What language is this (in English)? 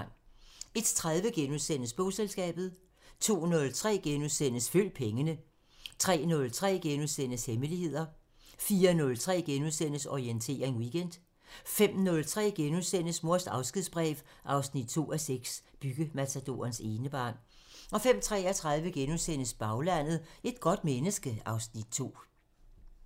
Danish